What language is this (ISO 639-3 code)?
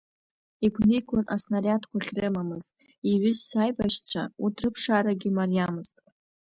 abk